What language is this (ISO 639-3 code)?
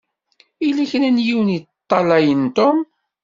kab